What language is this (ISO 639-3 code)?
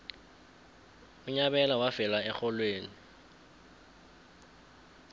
nbl